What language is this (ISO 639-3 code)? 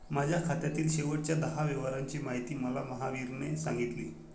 mar